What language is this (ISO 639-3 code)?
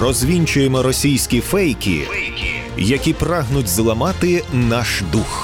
ukr